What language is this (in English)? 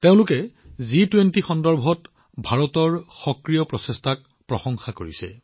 Assamese